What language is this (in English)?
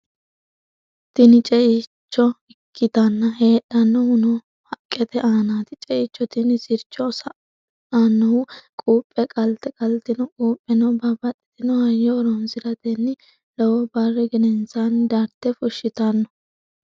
Sidamo